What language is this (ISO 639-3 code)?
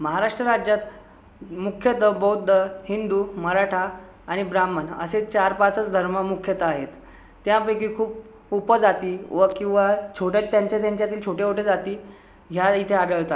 mar